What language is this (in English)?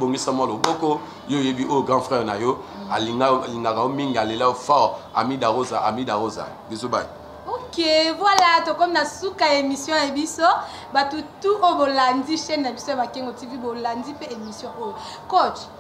French